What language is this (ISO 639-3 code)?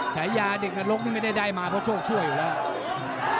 tha